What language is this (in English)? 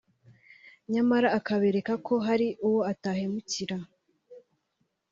Kinyarwanda